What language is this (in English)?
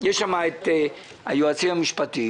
Hebrew